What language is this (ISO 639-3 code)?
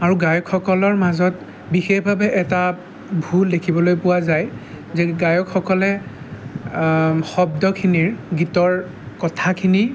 asm